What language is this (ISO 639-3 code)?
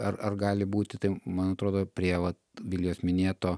lit